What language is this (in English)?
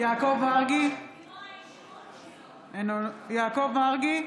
Hebrew